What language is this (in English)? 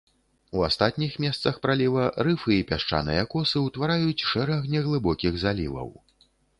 Belarusian